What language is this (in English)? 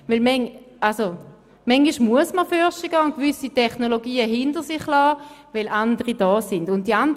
Swiss German